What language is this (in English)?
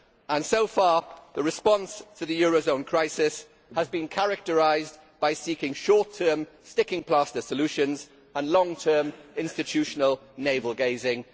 English